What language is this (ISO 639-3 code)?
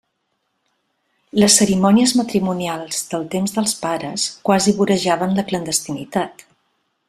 cat